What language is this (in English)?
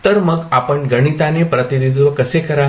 Marathi